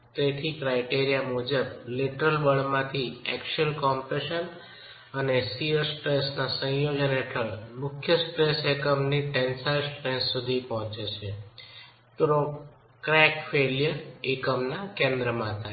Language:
Gujarati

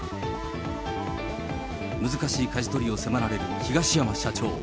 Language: Japanese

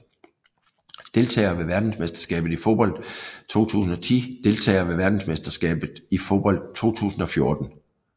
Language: Danish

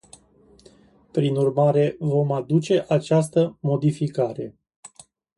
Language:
Romanian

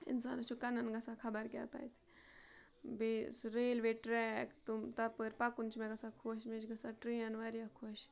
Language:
Kashmiri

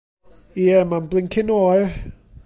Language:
Welsh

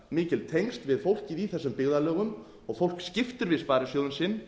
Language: Icelandic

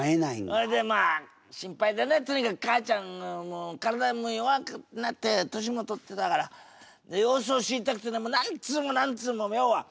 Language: Japanese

